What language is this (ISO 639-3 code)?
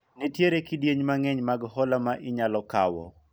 luo